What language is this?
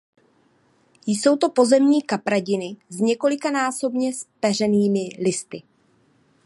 Czech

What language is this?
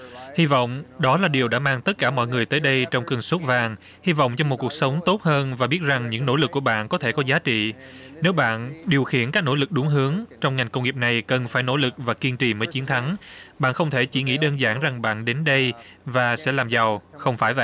Vietnamese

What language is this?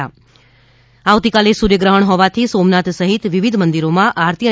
Gujarati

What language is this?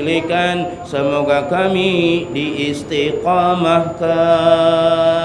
Malay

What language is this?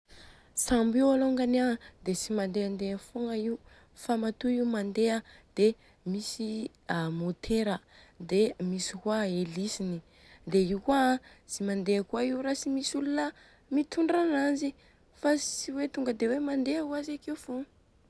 Southern Betsimisaraka Malagasy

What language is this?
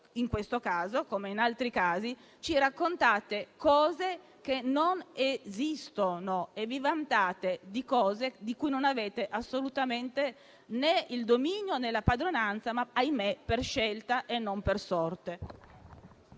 Italian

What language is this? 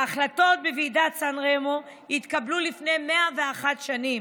Hebrew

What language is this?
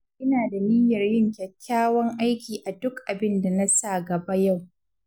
Hausa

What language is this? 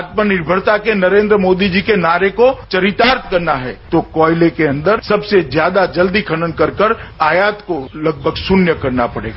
Hindi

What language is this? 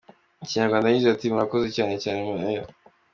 Kinyarwanda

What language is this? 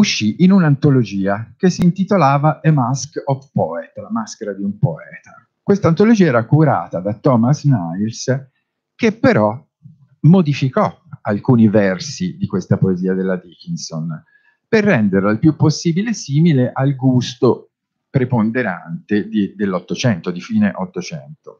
Italian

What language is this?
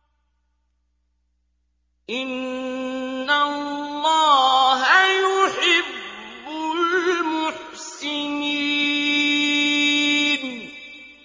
Arabic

